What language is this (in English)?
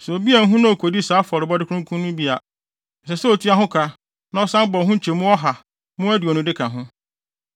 Akan